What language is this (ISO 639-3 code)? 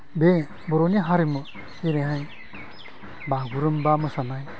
brx